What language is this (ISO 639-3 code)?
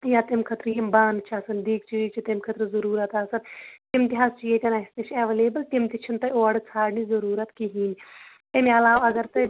kas